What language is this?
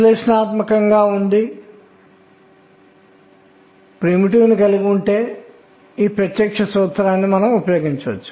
Telugu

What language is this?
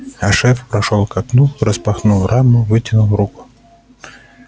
Russian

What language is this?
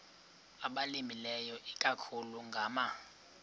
Xhosa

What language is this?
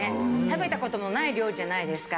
Japanese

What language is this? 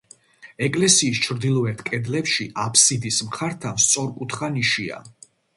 Georgian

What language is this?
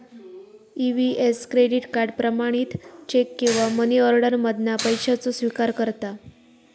Marathi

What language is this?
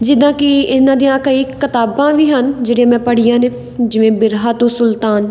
Punjabi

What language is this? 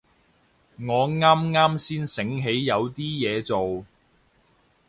Cantonese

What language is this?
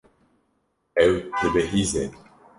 Kurdish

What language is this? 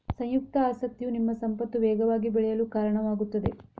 Kannada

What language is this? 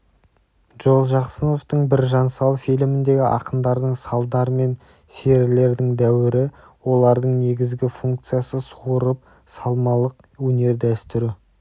Kazakh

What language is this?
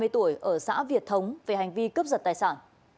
Vietnamese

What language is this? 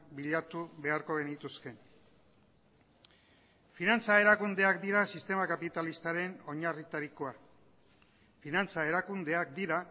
Basque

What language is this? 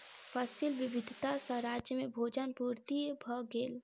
Maithili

